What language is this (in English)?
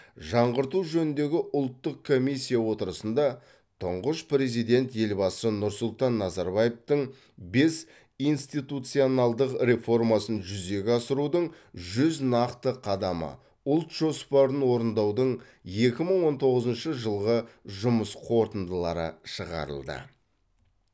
Kazakh